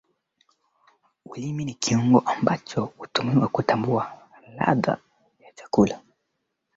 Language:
Swahili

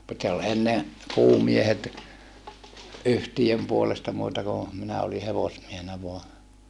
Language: Finnish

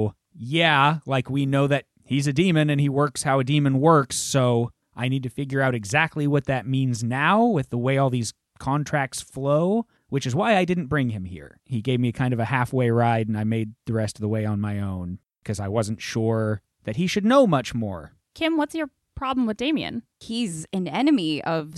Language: English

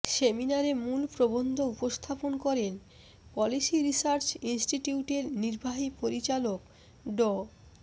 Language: Bangla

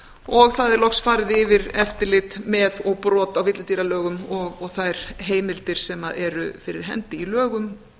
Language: Icelandic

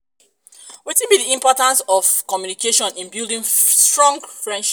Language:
Nigerian Pidgin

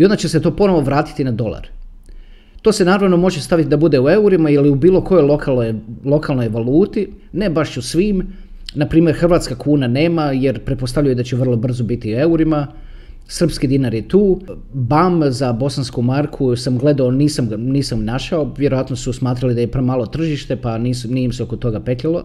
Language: Croatian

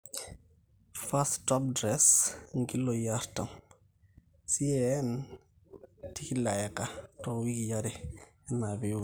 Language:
Masai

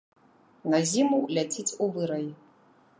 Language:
Belarusian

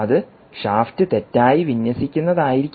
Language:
Malayalam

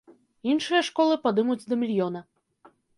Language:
Belarusian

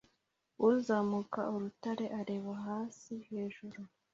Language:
Kinyarwanda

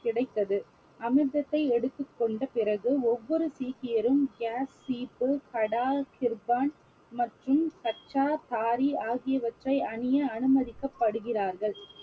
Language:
Tamil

